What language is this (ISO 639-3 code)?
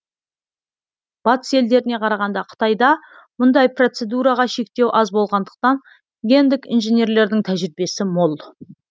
kaz